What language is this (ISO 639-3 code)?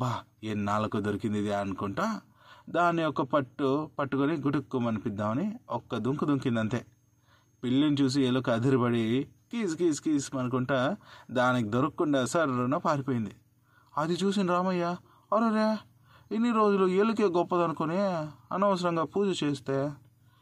tel